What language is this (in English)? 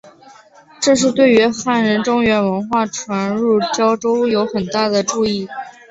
Chinese